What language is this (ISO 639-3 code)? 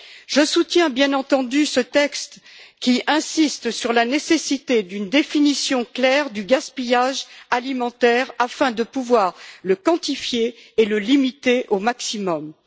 fra